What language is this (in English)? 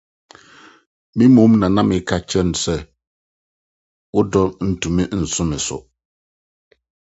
Akan